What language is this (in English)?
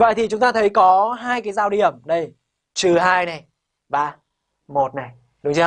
Vietnamese